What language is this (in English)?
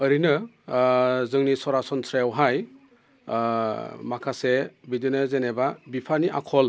Bodo